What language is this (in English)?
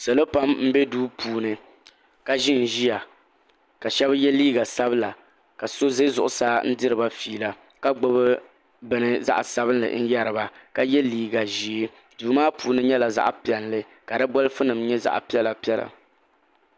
Dagbani